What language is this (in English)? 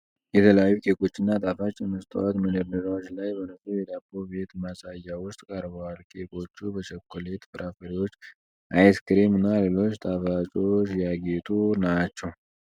Amharic